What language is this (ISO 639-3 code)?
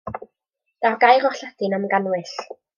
cym